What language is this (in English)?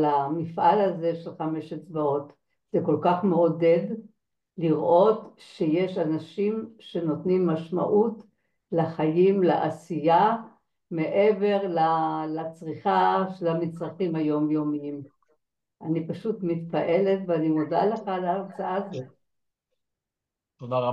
Hebrew